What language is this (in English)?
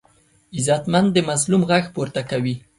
Pashto